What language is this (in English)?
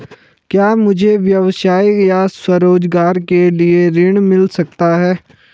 Hindi